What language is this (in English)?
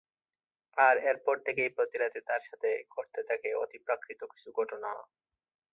Bangla